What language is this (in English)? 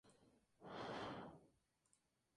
Spanish